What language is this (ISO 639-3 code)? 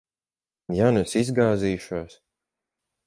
lav